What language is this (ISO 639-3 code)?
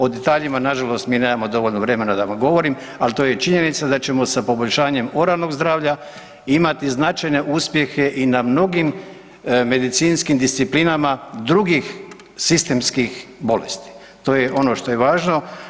hrv